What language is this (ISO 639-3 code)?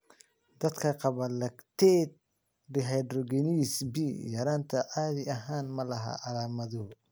som